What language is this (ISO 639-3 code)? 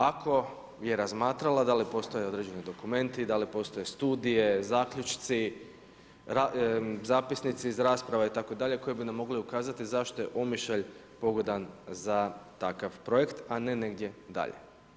hrv